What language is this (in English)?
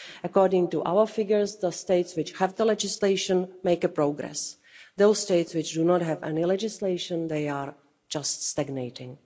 English